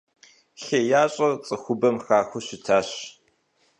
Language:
Kabardian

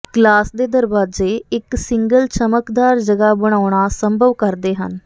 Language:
Punjabi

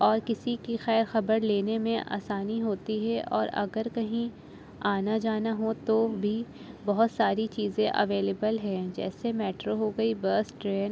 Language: Urdu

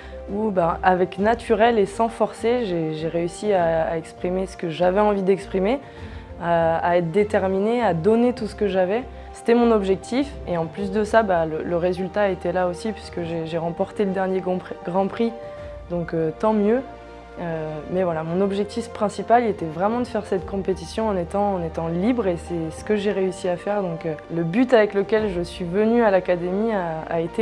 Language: French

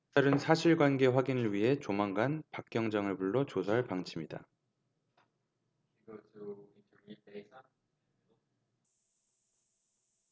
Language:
Korean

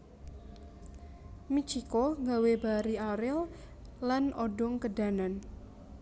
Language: Javanese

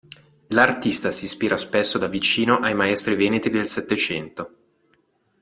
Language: Italian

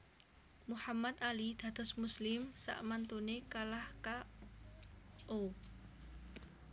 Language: Javanese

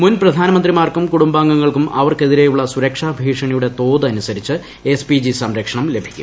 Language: Malayalam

